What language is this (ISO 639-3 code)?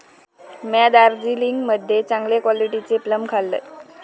mar